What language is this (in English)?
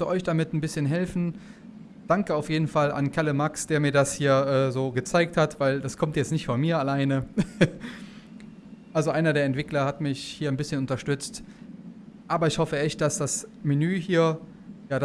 German